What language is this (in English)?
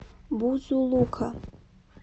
Russian